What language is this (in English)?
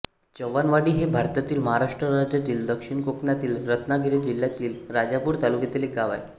Marathi